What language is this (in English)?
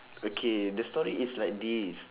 English